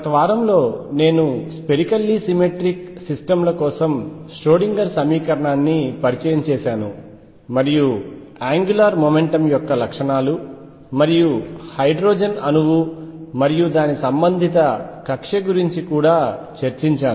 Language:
Telugu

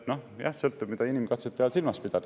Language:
Estonian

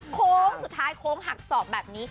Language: Thai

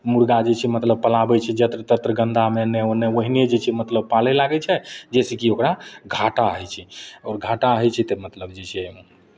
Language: Maithili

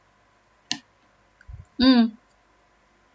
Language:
English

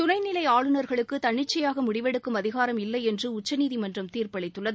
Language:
Tamil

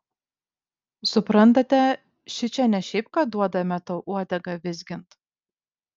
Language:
Lithuanian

